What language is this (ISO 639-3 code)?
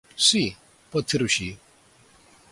cat